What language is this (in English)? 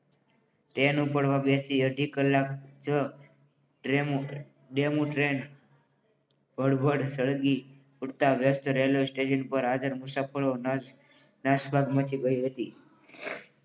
Gujarati